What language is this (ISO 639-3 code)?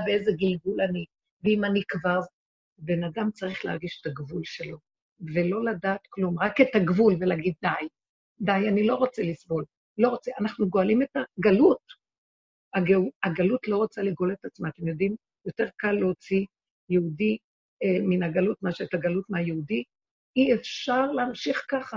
heb